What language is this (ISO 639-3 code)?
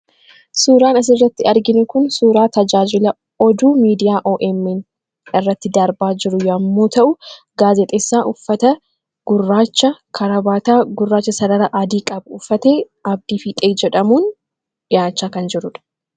orm